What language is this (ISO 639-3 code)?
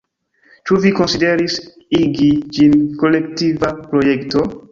epo